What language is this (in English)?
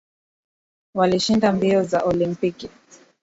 Swahili